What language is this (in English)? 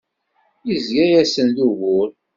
Kabyle